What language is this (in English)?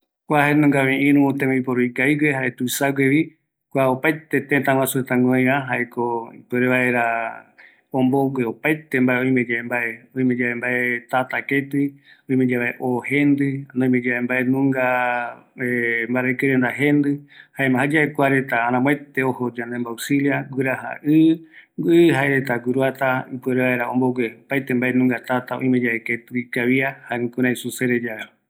Eastern Bolivian Guaraní